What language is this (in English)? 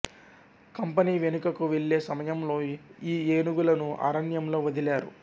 Telugu